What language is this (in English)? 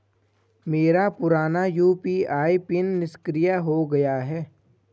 Hindi